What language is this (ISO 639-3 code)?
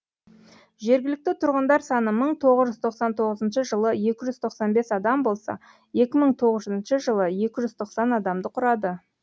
kaz